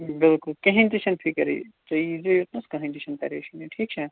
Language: Kashmiri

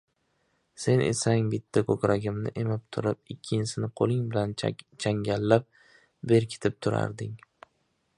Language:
Uzbek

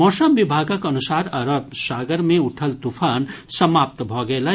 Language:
Maithili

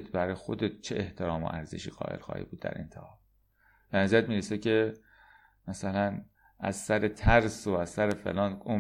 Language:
Persian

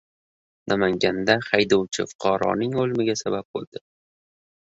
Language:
Uzbek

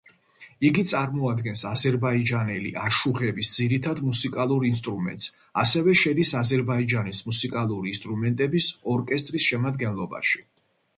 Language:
Georgian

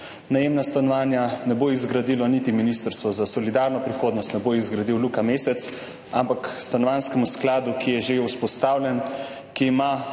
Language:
Slovenian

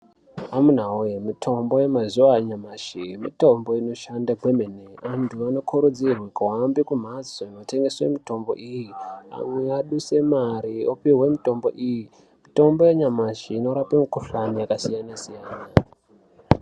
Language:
Ndau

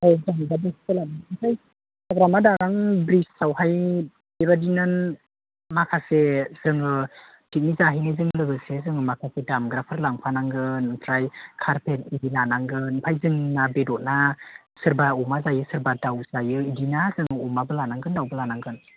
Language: Bodo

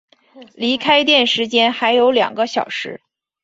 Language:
Chinese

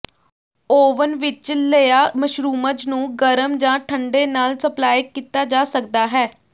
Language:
Punjabi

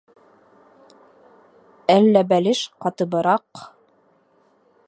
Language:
Bashkir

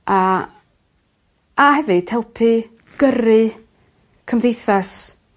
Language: Welsh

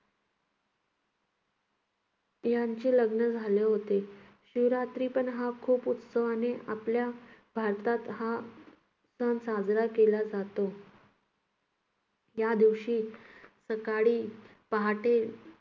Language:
Marathi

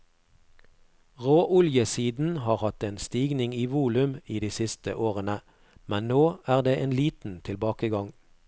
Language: Norwegian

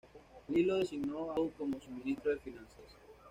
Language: Spanish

